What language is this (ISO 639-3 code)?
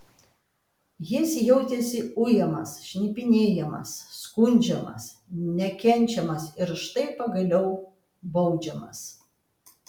lit